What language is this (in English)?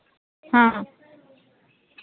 Santali